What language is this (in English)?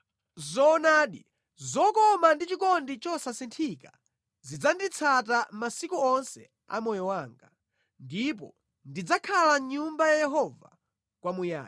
Nyanja